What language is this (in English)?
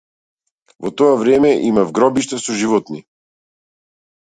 Macedonian